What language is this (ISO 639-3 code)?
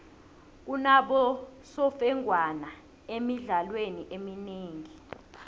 nbl